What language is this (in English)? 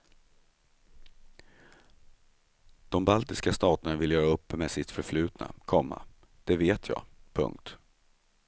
Swedish